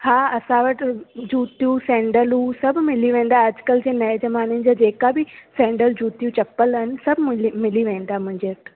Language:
Sindhi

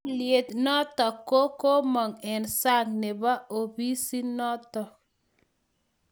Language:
Kalenjin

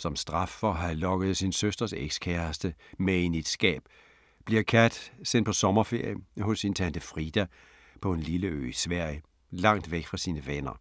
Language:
Danish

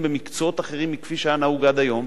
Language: Hebrew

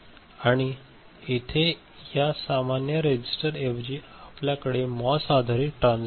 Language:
Marathi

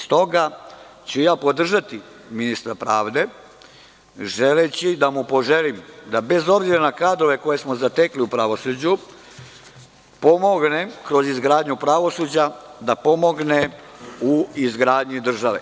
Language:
Serbian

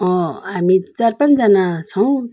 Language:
Nepali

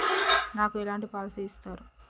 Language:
Telugu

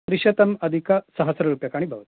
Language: Sanskrit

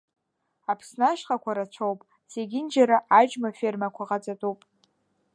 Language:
Abkhazian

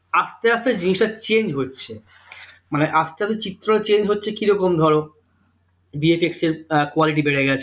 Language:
Bangla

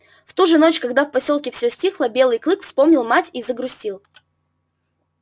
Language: Russian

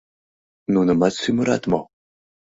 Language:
Mari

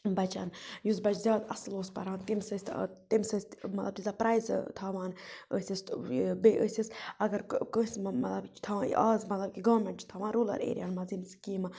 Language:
Kashmiri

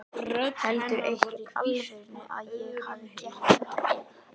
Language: Icelandic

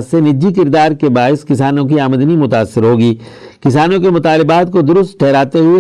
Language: Urdu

